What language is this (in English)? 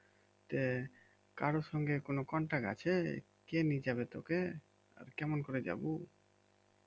Bangla